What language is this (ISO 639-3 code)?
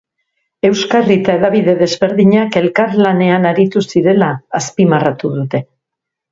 eus